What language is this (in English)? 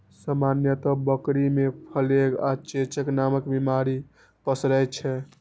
Maithili